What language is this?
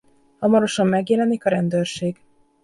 Hungarian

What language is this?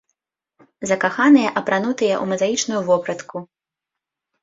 Belarusian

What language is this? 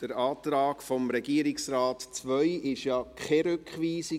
Swiss German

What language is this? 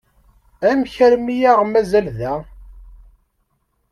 Kabyle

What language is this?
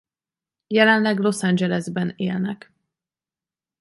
Hungarian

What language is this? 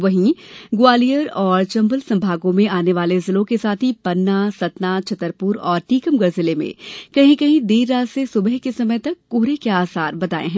Hindi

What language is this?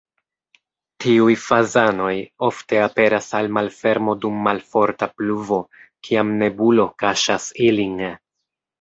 Esperanto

